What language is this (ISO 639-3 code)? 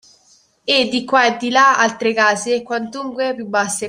ita